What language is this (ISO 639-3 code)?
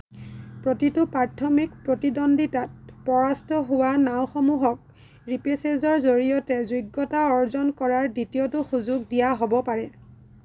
asm